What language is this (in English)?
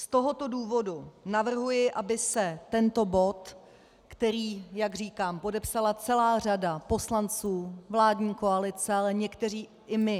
Czech